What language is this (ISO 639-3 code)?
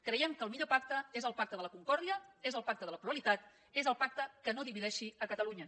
cat